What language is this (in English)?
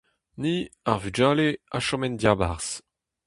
Breton